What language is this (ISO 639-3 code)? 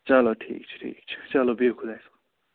kas